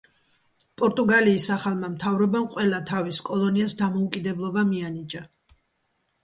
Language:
Georgian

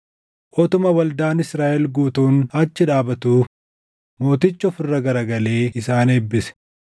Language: Oromo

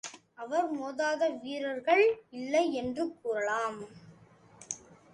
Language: Tamil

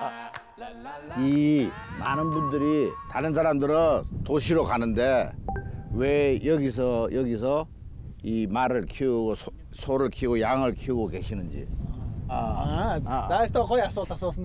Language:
Korean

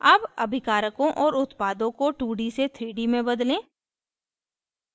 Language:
Hindi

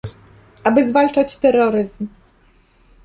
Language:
Polish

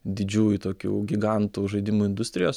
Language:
Lithuanian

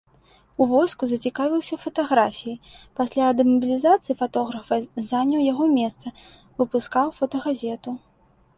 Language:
Belarusian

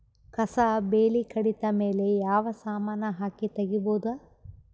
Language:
Kannada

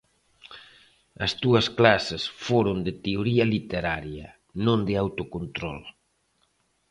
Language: Galician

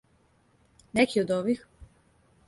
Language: Serbian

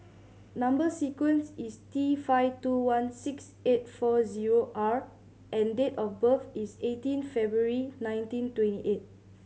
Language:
English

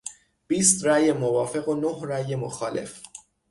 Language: Persian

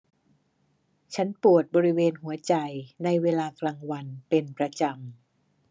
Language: Thai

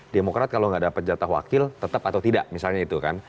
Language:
Indonesian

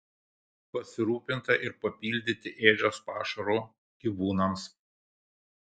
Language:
Lithuanian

